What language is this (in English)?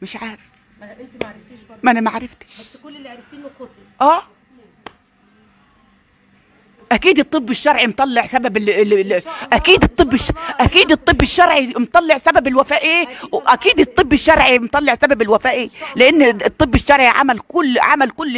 Arabic